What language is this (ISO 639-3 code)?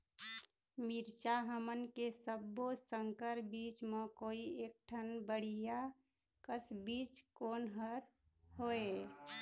hne